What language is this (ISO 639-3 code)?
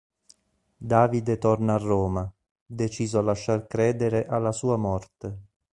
ita